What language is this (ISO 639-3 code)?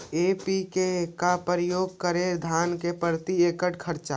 mag